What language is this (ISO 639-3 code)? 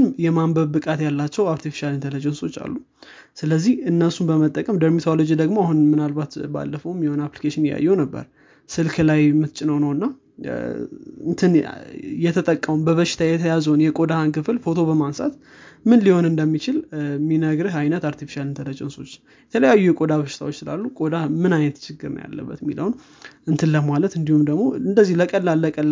amh